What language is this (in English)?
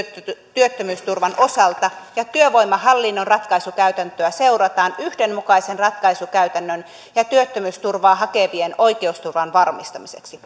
Finnish